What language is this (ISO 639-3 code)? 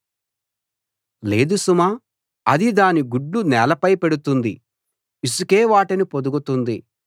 tel